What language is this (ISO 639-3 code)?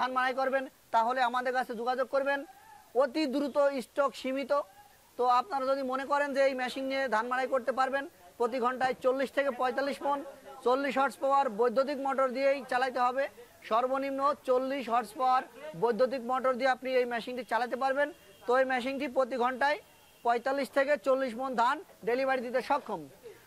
tur